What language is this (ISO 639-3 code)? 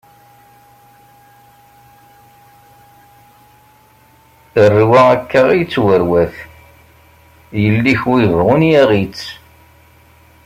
kab